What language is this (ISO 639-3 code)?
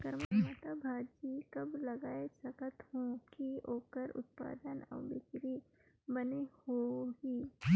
hne